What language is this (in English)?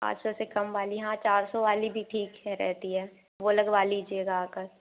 Hindi